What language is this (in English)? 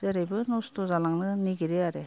Bodo